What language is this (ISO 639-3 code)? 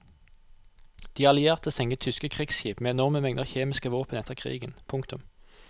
nor